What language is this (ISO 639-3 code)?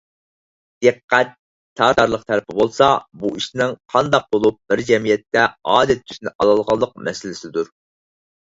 uig